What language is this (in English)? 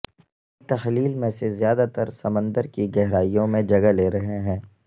Urdu